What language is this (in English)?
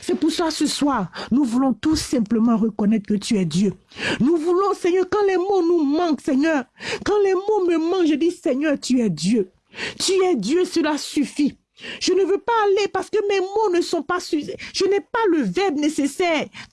French